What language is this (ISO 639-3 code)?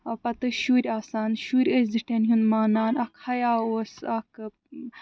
kas